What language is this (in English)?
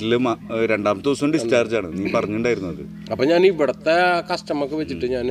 Malayalam